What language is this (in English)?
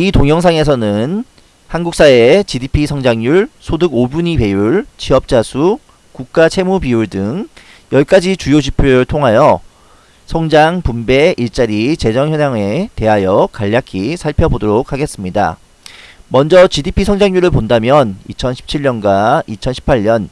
Korean